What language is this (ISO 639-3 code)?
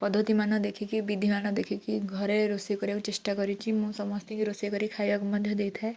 ori